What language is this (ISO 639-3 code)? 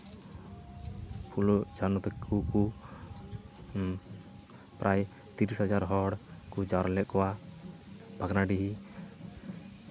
sat